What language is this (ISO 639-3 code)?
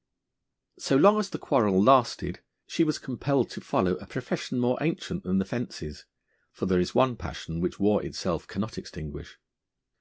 eng